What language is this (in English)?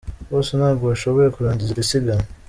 Kinyarwanda